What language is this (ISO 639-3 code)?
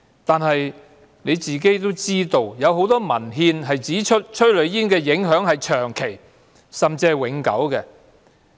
yue